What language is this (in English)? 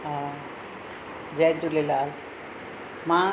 Sindhi